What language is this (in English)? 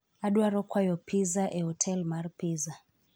Luo (Kenya and Tanzania)